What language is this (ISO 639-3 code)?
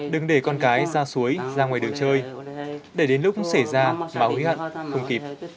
vie